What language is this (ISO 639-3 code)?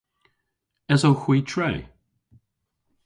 cor